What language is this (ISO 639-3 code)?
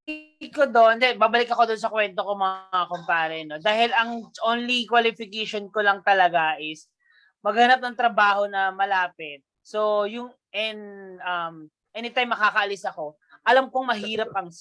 fil